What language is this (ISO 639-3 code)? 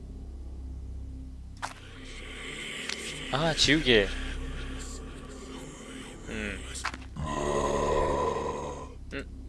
kor